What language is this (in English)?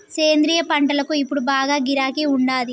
Telugu